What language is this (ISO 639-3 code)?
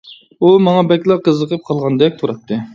uig